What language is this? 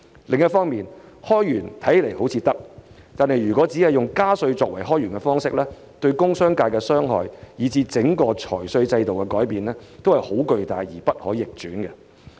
Cantonese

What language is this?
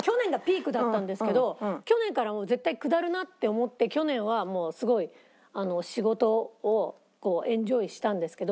Japanese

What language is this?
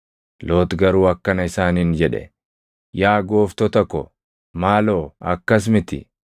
Oromo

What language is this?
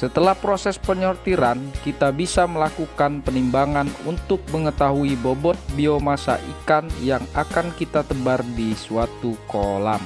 Indonesian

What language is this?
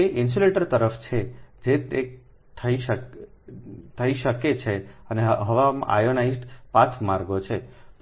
Gujarati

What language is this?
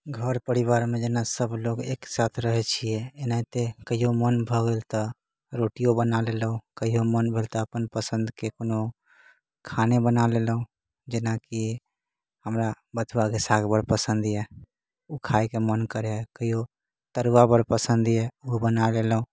Maithili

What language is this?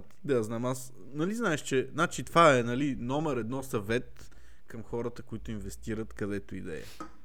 Bulgarian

